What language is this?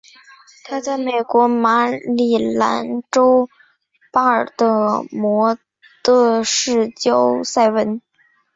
Chinese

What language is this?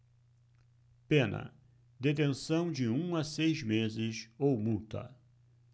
Portuguese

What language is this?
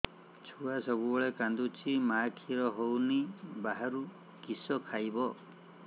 Odia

